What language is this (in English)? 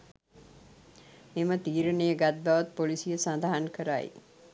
Sinhala